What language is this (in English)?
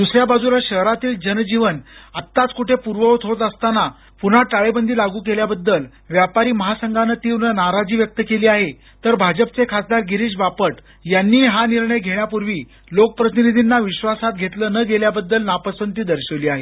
Marathi